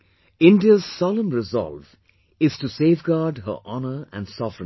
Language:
English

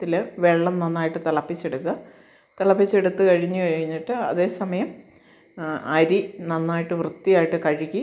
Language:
Malayalam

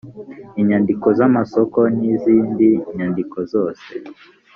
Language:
Kinyarwanda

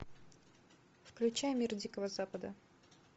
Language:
Russian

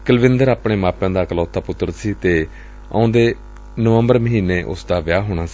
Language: Punjabi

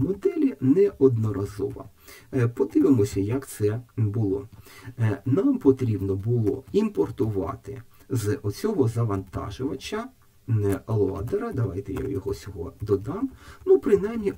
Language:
Ukrainian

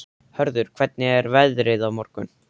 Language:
Icelandic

